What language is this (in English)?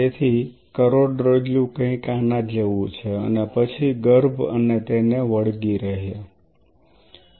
Gujarati